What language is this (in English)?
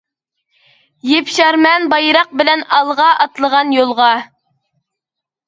Uyghur